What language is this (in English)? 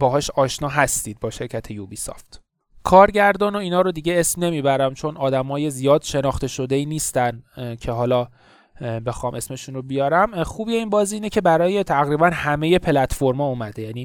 Persian